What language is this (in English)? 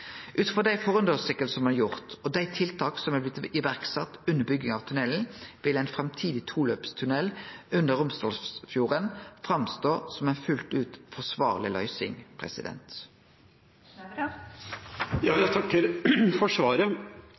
Norwegian